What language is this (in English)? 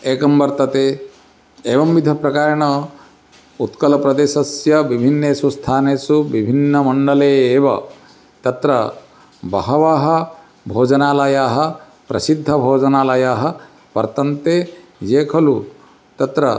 Sanskrit